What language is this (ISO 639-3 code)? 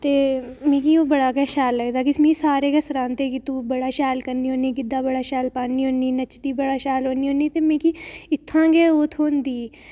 doi